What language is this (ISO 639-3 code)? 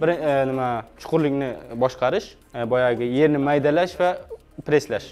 tur